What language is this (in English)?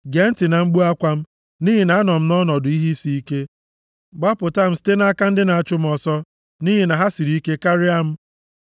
Igbo